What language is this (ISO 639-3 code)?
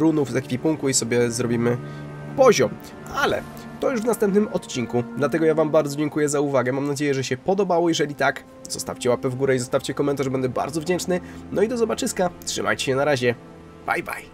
pol